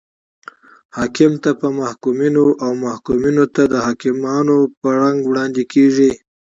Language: Pashto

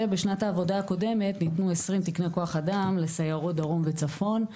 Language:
Hebrew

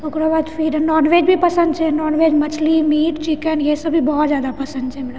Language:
Maithili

